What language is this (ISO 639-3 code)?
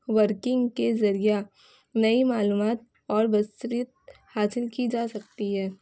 urd